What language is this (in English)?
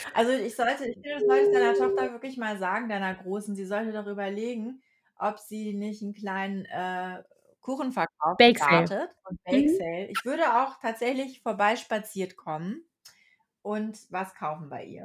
German